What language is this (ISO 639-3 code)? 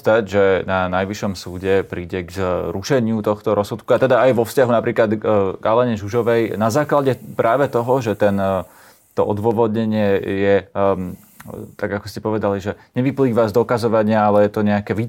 slk